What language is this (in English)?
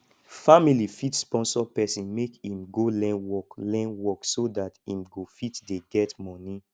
Nigerian Pidgin